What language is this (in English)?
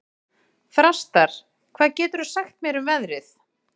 Icelandic